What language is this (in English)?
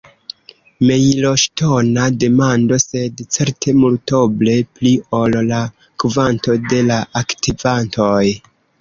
Esperanto